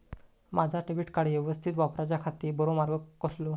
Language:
Marathi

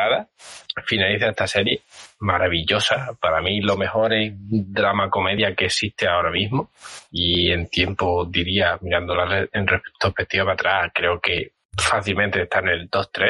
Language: Spanish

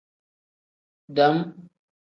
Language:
Tem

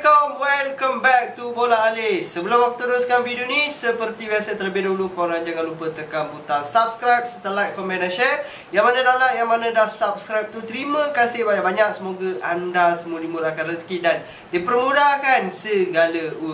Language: Malay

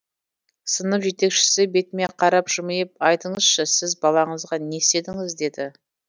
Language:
Kazakh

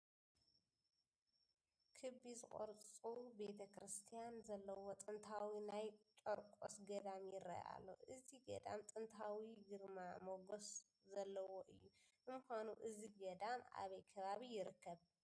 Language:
Tigrinya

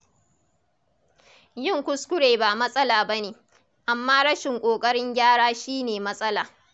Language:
Hausa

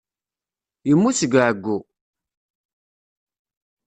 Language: Kabyle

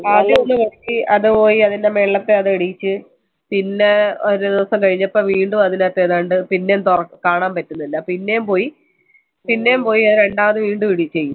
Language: Malayalam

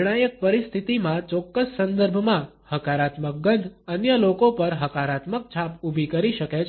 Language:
Gujarati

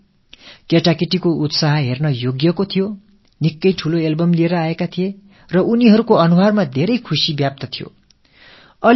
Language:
Tamil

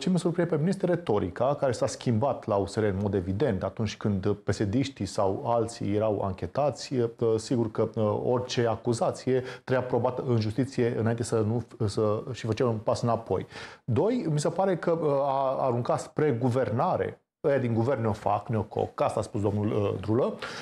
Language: Romanian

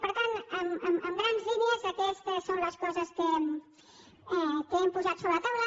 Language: Catalan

